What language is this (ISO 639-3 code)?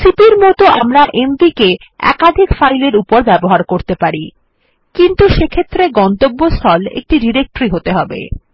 ben